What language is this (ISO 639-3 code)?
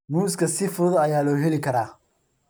som